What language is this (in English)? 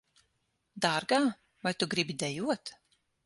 Latvian